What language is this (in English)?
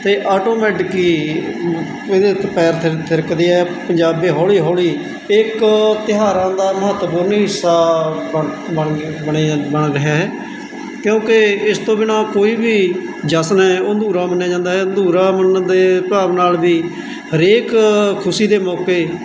Punjabi